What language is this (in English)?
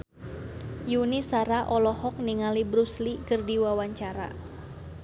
Sundanese